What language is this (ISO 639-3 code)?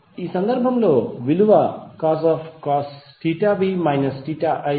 tel